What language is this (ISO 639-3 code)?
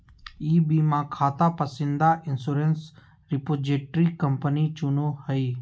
mag